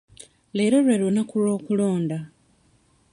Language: Ganda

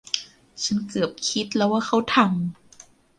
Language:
Thai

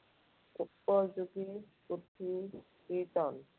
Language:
Assamese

